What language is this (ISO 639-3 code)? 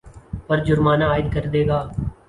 urd